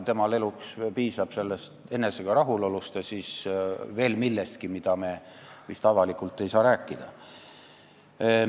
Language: Estonian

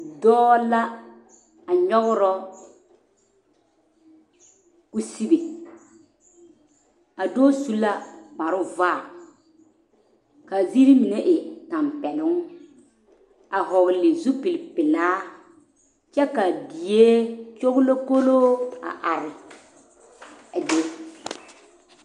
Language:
Southern Dagaare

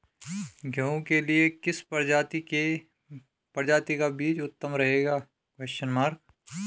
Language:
Hindi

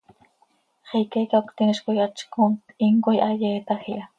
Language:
Seri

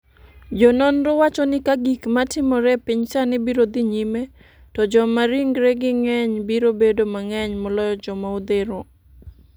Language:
Luo (Kenya and Tanzania)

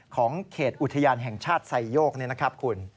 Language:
Thai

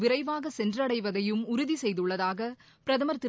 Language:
Tamil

